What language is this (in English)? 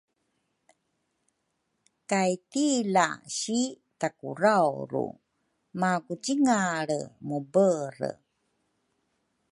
Rukai